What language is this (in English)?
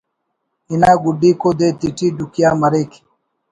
Brahui